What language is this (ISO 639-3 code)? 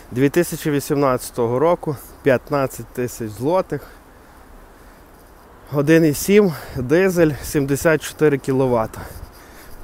ukr